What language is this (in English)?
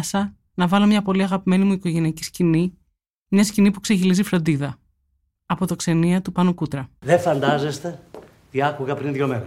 Greek